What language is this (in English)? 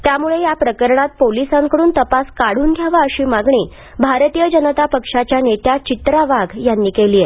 Marathi